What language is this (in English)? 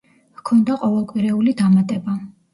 Georgian